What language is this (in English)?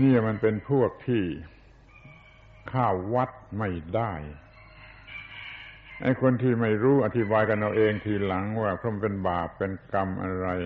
Thai